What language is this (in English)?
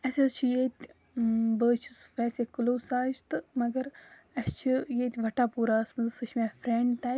Kashmiri